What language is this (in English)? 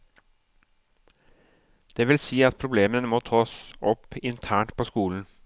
Norwegian